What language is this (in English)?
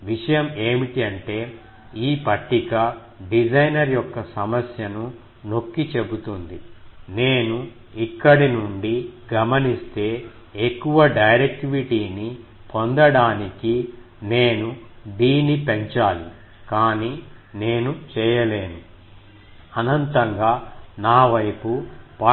Telugu